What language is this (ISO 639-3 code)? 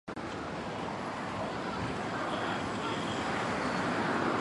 zho